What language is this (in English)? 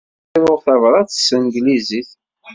Kabyle